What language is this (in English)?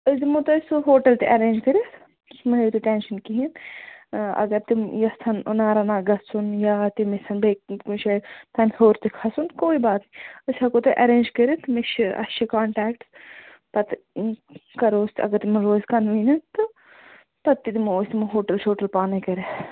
Kashmiri